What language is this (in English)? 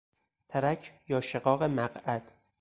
Persian